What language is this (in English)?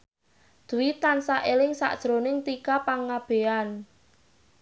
Javanese